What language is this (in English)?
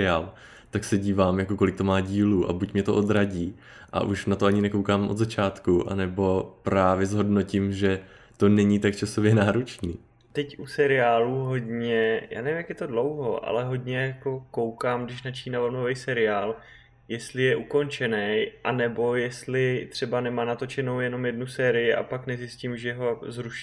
Czech